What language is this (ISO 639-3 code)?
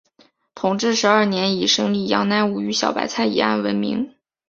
zho